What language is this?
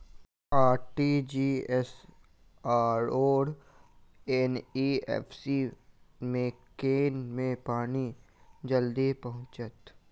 Maithili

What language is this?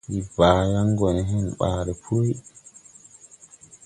Tupuri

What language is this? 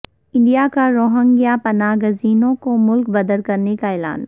Urdu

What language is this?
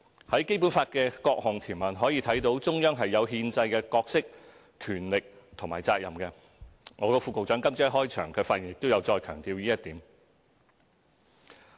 Cantonese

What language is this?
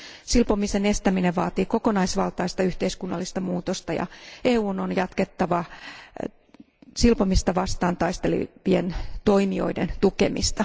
Finnish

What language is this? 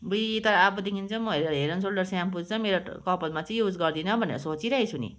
Nepali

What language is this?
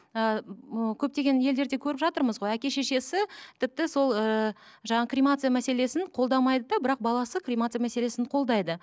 Kazakh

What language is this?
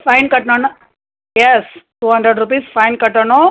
Tamil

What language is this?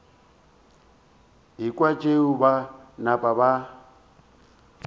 Northern Sotho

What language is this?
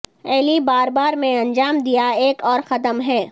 Urdu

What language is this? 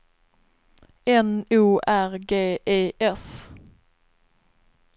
Swedish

